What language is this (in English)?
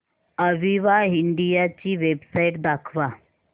Marathi